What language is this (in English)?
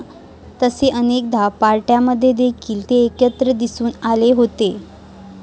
Marathi